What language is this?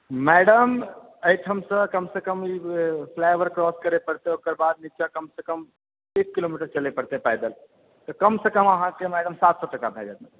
Maithili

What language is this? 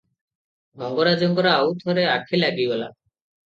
Odia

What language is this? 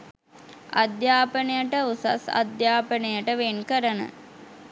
Sinhala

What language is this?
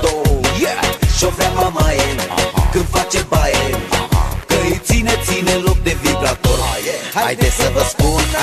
Romanian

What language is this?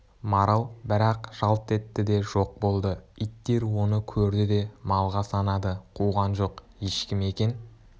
Kazakh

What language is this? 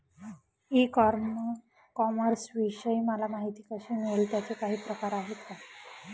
Marathi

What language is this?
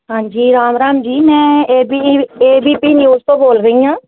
Punjabi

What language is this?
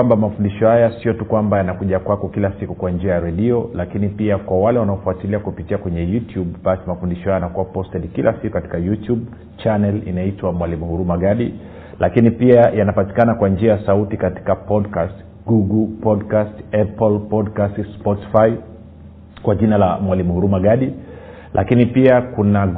Swahili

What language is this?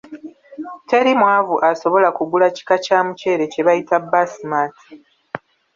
Ganda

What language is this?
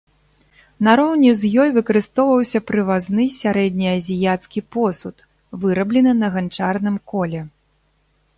Belarusian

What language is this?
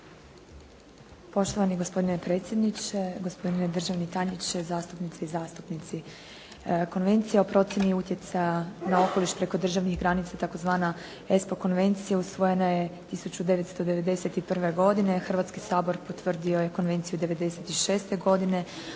Croatian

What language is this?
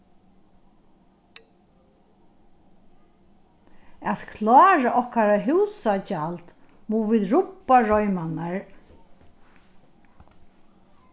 Faroese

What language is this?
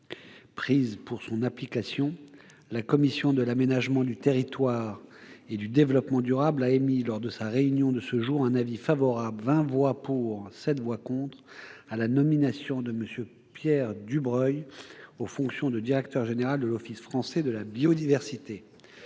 French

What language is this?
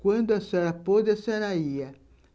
Portuguese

